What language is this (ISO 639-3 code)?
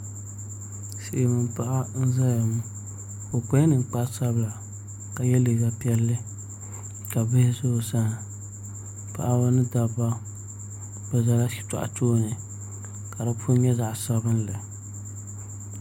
dag